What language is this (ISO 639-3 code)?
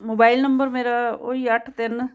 pan